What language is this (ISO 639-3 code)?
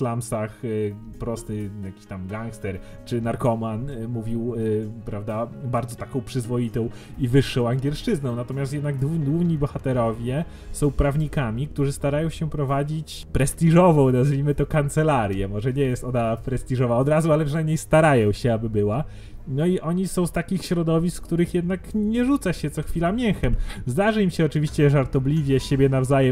pol